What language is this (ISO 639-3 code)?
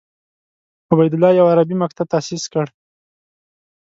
pus